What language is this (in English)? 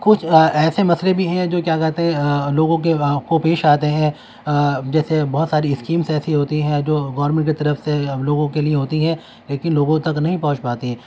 Urdu